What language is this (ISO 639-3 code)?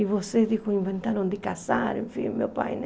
por